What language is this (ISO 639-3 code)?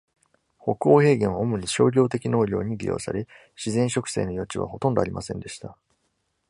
jpn